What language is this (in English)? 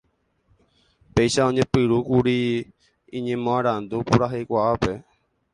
Guarani